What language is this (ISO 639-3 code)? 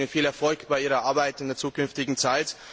deu